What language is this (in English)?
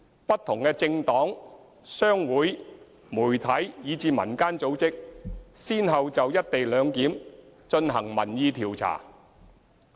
Cantonese